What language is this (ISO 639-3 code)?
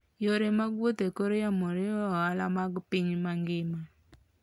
luo